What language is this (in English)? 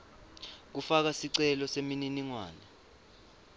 Swati